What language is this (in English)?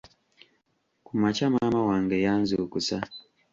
Ganda